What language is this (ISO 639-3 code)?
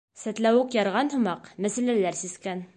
bak